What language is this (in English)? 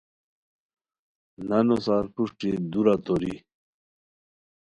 Khowar